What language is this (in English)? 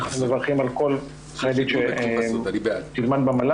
Hebrew